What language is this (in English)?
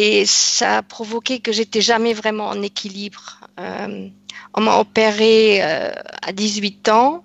French